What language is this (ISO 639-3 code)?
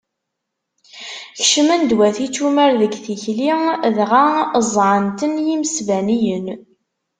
kab